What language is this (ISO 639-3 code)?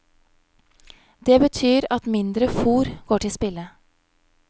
nor